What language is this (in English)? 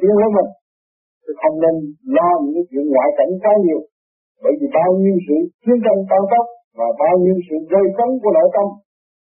Vietnamese